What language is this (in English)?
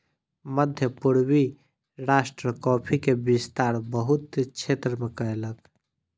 Maithili